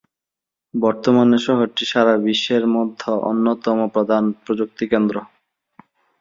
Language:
Bangla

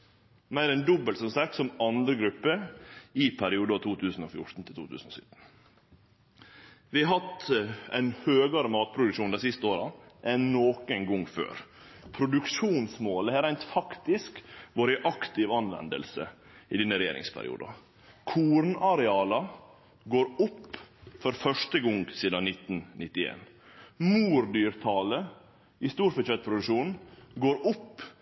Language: Norwegian Nynorsk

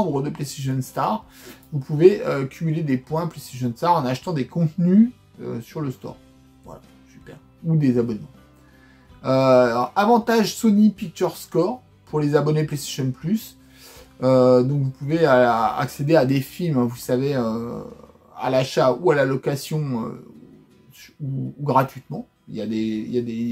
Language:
French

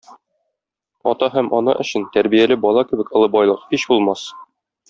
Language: Tatar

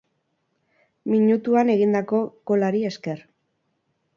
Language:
Basque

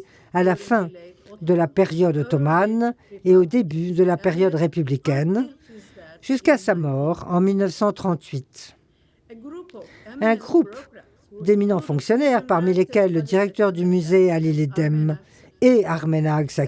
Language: French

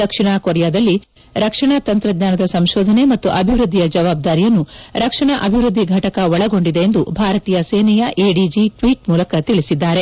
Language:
Kannada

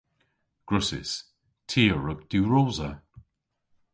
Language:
Cornish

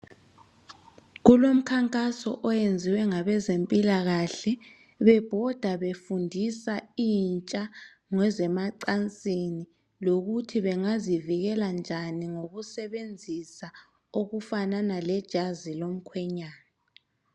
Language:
North Ndebele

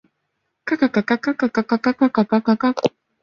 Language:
Chinese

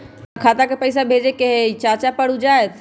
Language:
Magahi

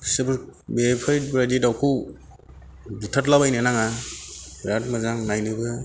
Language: Bodo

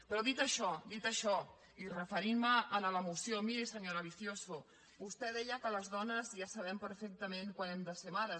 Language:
Catalan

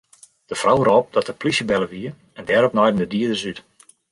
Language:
Western Frisian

